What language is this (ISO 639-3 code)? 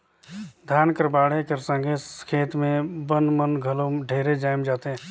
hne